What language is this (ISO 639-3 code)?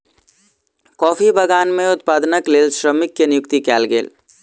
mai